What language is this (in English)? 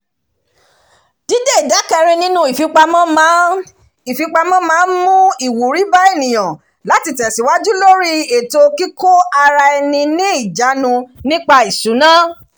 Yoruba